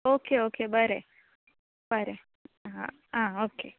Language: Konkani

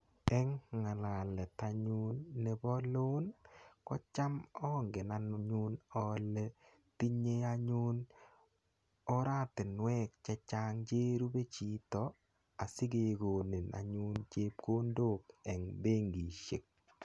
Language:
Kalenjin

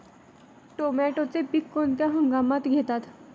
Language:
Marathi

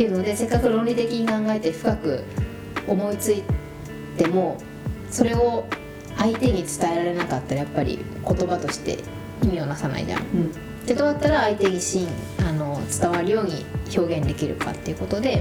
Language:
Japanese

